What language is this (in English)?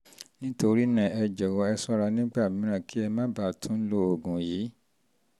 Yoruba